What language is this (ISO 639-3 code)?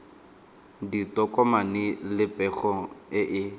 tsn